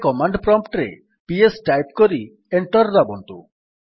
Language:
Odia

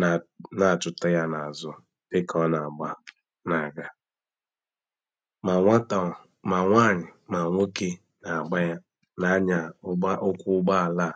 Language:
Igbo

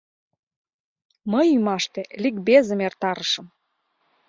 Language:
Mari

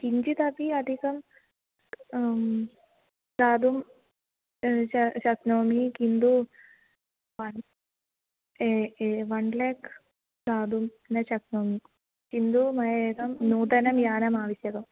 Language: Sanskrit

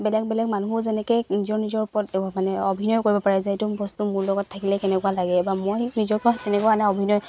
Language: Assamese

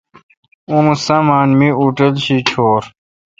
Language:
Kalkoti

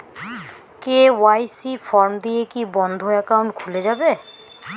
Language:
Bangla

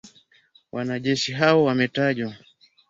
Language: Swahili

